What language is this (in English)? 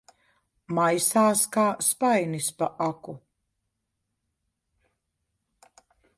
Latvian